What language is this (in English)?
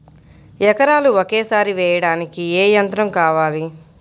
Telugu